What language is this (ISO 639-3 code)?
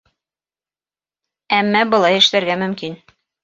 bak